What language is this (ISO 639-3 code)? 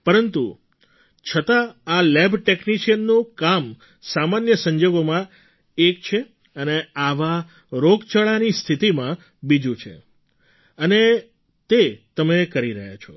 guj